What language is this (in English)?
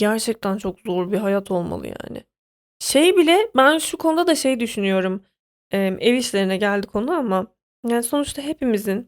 Turkish